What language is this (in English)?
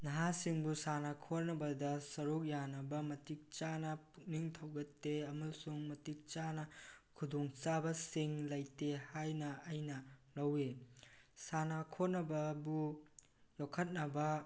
Manipuri